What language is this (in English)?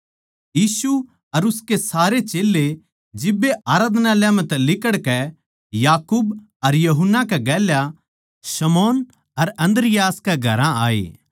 Haryanvi